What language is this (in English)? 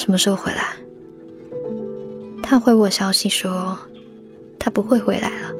Chinese